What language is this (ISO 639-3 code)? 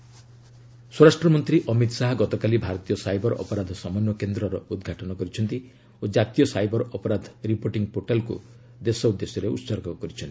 ori